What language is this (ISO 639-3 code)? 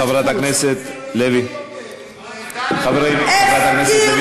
heb